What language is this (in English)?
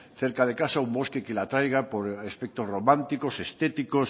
Spanish